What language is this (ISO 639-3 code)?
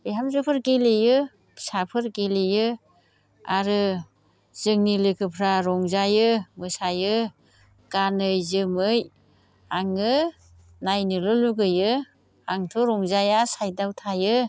brx